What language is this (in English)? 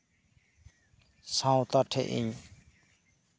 Santali